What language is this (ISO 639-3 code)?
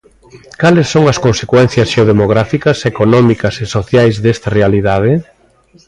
glg